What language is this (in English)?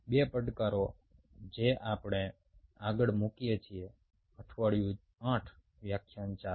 Gujarati